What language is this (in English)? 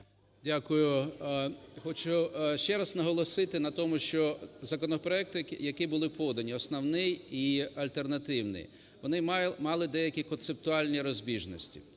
Ukrainian